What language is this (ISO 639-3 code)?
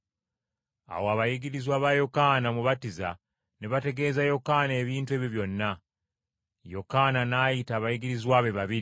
lug